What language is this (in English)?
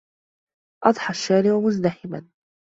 Arabic